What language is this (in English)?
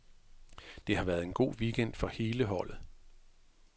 Danish